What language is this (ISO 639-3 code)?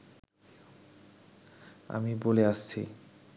ben